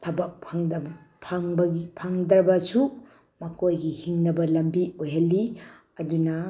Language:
Manipuri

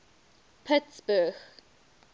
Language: English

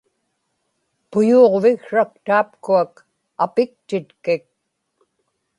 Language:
Inupiaq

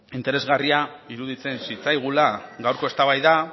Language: Basque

